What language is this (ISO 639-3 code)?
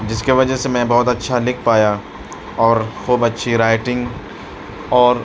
urd